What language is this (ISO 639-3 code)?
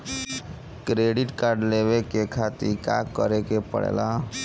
bho